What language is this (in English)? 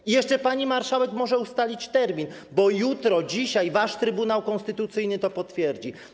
Polish